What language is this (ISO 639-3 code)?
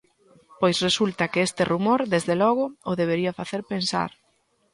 glg